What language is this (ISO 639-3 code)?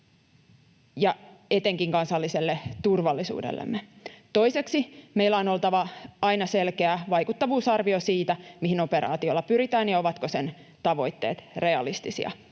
fin